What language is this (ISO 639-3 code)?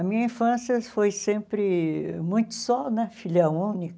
por